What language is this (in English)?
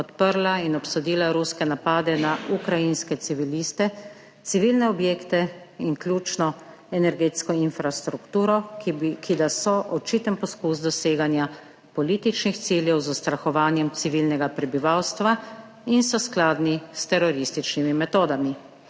Slovenian